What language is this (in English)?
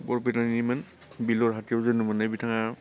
Bodo